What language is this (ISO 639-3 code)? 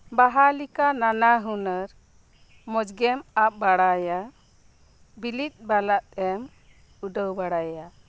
sat